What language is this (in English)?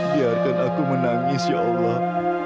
Indonesian